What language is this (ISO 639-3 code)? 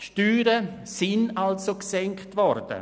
gsw